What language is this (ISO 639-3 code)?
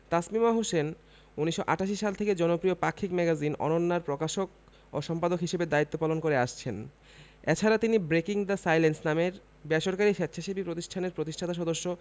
ben